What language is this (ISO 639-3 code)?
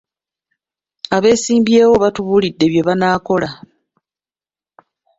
lug